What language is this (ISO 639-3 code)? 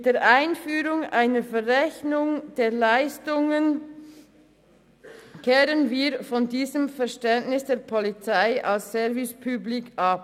gsw